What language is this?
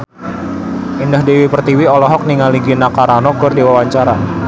Sundanese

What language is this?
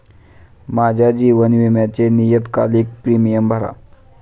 Marathi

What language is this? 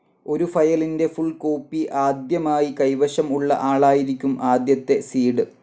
Malayalam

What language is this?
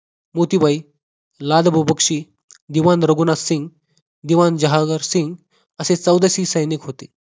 Marathi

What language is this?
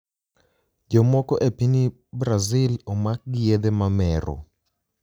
Luo (Kenya and Tanzania)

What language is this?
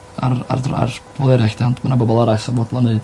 Welsh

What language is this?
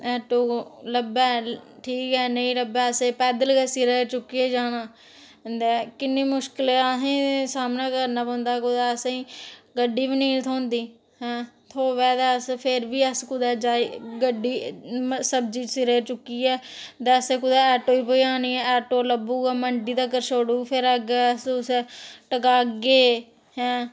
Dogri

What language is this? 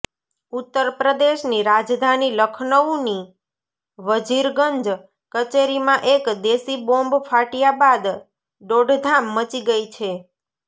Gujarati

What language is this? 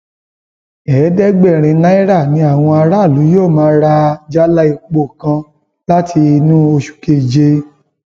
Yoruba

